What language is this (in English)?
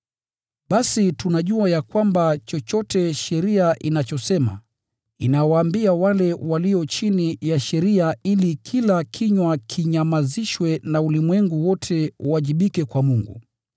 Swahili